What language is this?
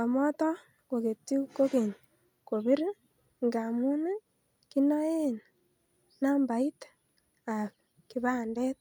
Kalenjin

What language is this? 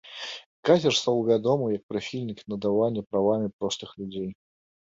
Belarusian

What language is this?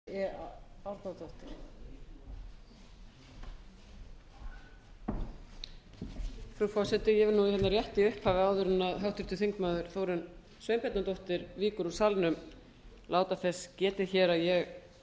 Icelandic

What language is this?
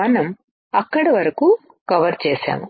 Telugu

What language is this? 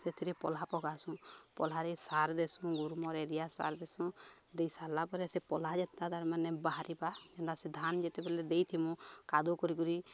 Odia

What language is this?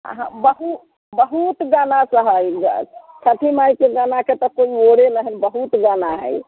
Maithili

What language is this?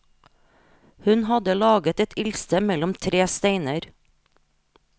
Norwegian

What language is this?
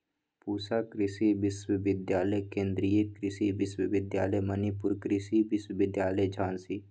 Magahi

